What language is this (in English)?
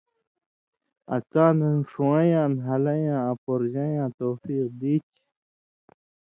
Indus Kohistani